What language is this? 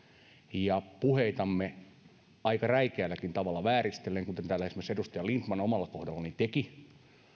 Finnish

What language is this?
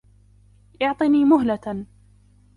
Arabic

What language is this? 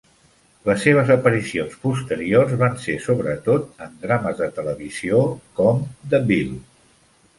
Catalan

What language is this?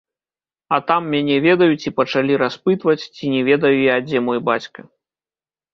Belarusian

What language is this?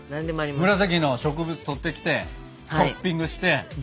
Japanese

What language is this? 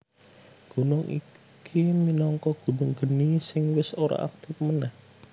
Javanese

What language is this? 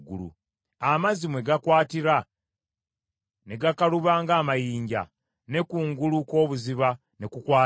Ganda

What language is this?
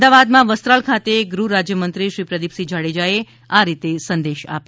Gujarati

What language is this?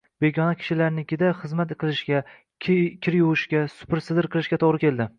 Uzbek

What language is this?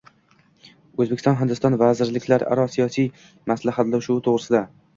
Uzbek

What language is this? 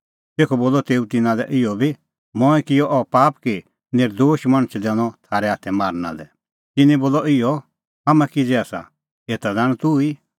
Kullu Pahari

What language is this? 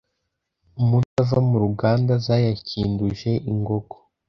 Kinyarwanda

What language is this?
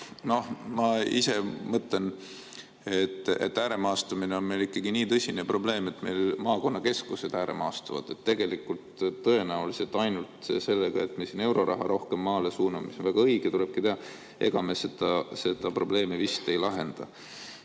Estonian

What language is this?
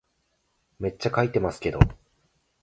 Japanese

